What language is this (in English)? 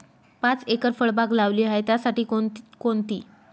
Marathi